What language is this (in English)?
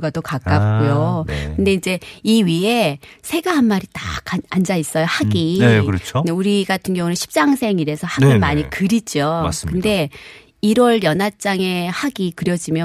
Korean